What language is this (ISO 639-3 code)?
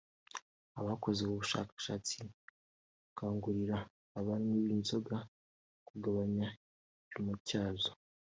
kin